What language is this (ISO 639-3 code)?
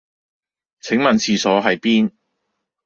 yue